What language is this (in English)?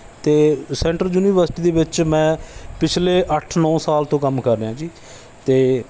Punjabi